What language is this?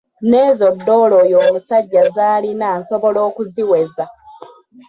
Ganda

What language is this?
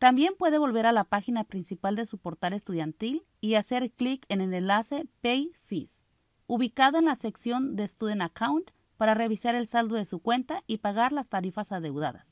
Spanish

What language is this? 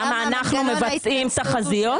Hebrew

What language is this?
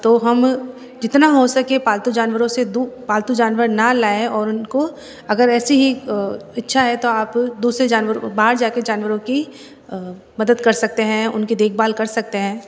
Hindi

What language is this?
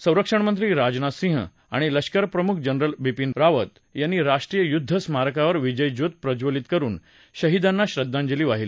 Marathi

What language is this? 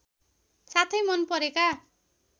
Nepali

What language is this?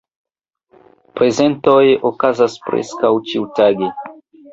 Esperanto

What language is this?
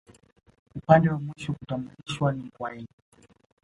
Swahili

